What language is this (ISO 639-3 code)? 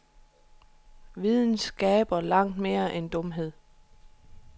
dan